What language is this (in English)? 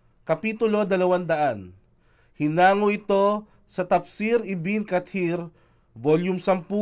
Filipino